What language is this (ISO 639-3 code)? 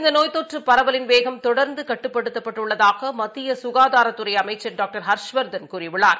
tam